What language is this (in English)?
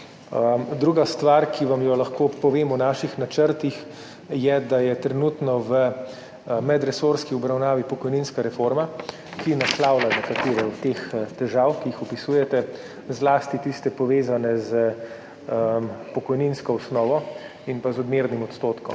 Slovenian